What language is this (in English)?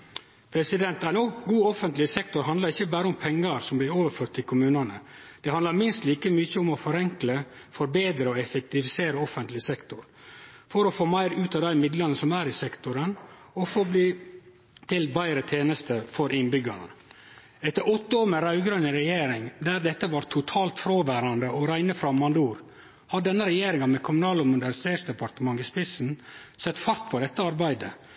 Norwegian Nynorsk